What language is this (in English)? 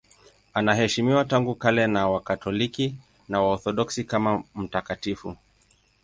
Swahili